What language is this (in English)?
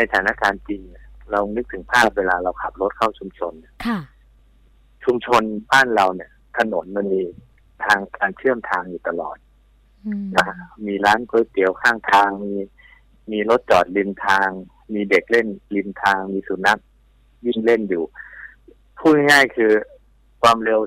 Thai